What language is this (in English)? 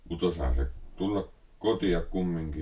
Finnish